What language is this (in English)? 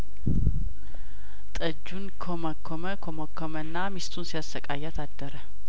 Amharic